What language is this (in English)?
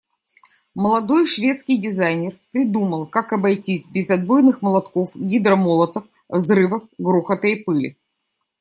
Russian